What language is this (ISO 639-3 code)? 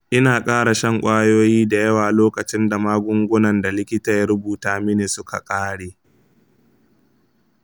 hau